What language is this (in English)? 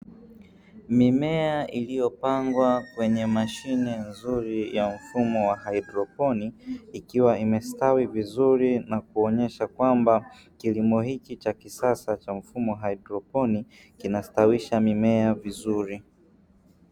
Swahili